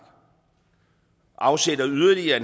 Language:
Danish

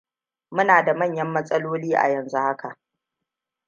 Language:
Hausa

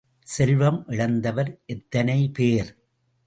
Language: Tamil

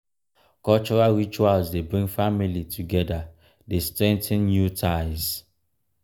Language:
Nigerian Pidgin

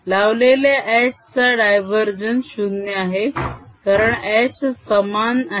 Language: Marathi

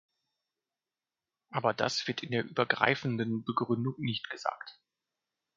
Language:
German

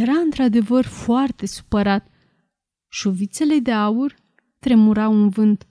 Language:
Romanian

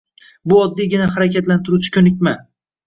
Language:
Uzbek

